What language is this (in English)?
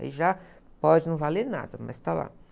Portuguese